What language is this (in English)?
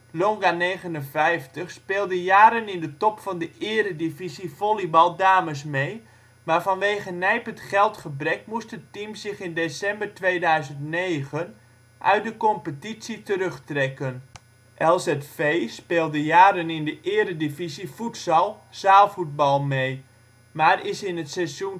Dutch